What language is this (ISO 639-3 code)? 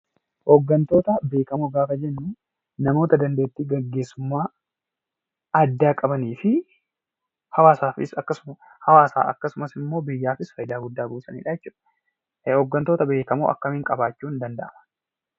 orm